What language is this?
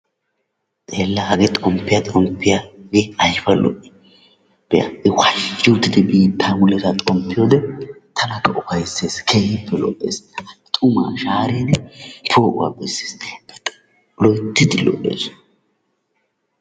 Wolaytta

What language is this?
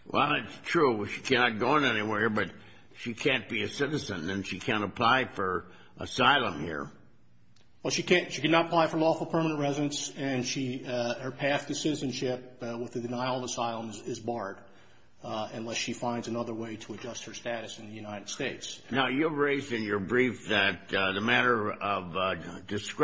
English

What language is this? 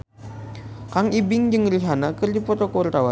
Sundanese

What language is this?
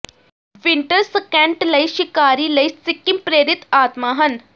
Punjabi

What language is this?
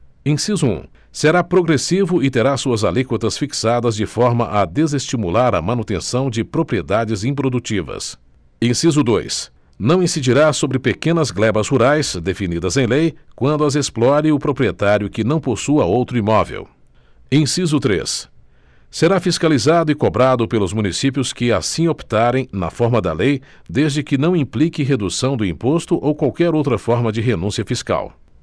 Portuguese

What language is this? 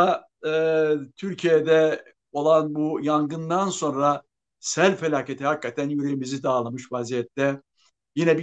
Turkish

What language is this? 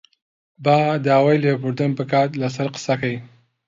Central Kurdish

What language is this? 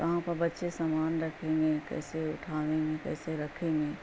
Urdu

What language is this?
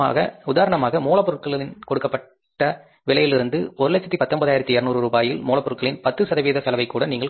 Tamil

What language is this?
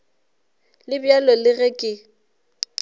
Northern Sotho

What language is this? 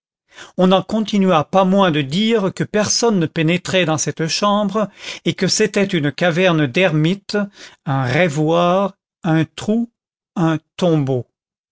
French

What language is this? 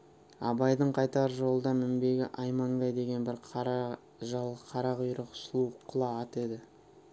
Kazakh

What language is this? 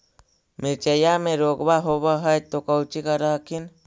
Magahi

